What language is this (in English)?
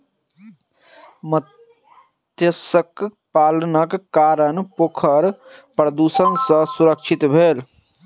Maithili